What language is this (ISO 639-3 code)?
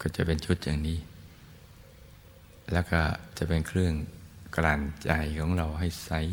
tha